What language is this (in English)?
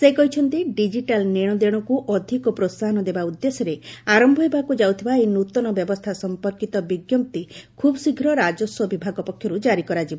Odia